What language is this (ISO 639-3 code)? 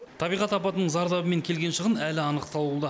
kaz